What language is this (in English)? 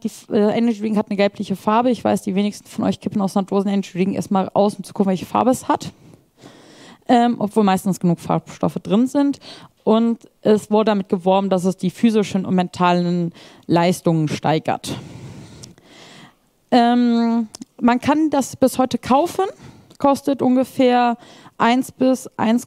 German